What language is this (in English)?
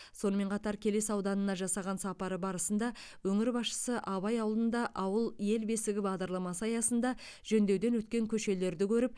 Kazakh